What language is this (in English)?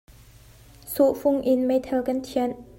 Hakha Chin